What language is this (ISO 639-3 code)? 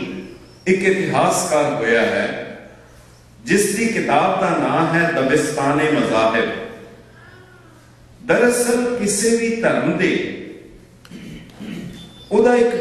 pan